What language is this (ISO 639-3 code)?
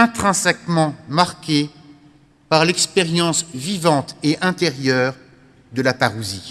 fra